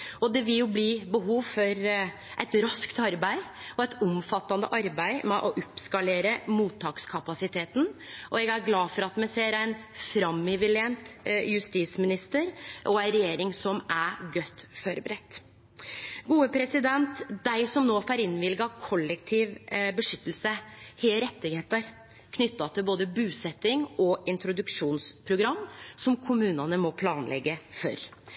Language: Norwegian Nynorsk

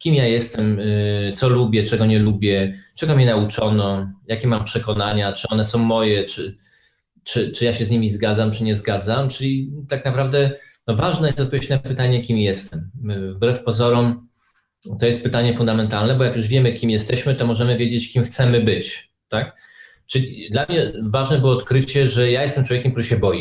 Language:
Polish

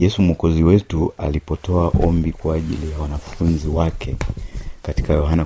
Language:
Swahili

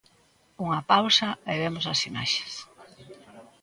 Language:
Galician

